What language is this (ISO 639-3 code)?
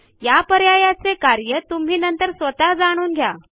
mar